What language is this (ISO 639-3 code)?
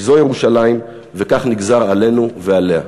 heb